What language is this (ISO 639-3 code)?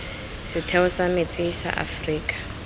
tsn